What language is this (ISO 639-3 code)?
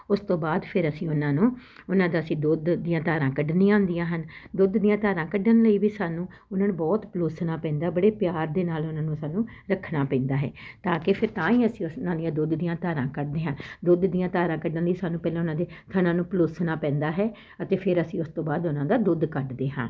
pan